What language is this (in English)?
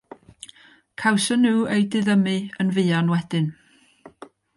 Welsh